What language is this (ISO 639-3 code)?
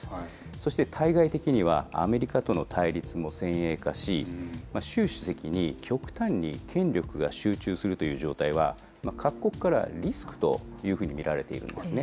jpn